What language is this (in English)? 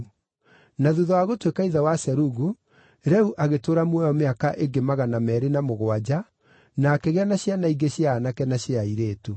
Kikuyu